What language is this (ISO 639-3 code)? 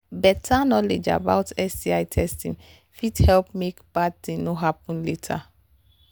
pcm